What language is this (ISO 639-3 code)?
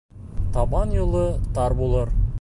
bak